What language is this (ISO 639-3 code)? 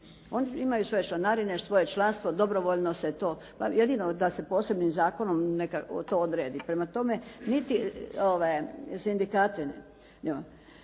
hrv